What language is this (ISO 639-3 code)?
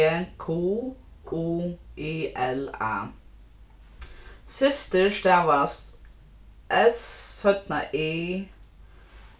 fao